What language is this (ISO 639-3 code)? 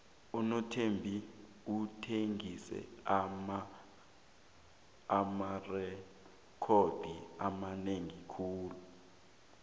nbl